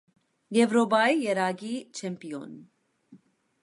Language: Armenian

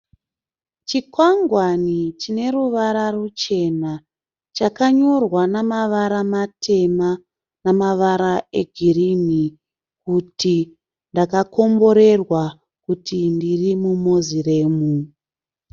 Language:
Shona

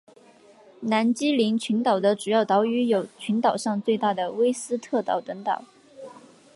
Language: Chinese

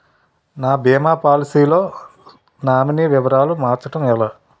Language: Telugu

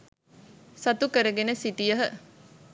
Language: Sinhala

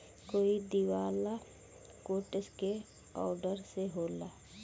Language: Bhojpuri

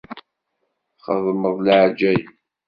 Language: Kabyle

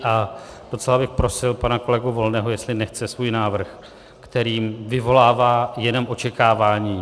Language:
Czech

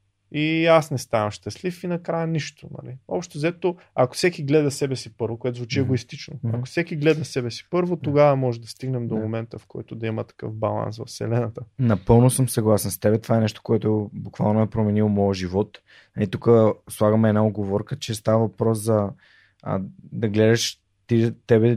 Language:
Bulgarian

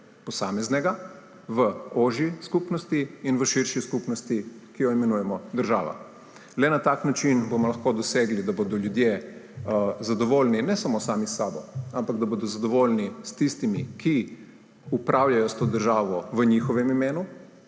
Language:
Slovenian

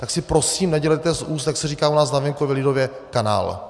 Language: Czech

